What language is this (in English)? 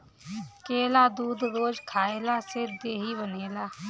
Bhojpuri